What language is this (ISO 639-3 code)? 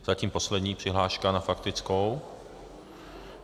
ces